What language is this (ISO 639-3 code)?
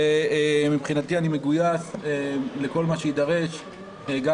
heb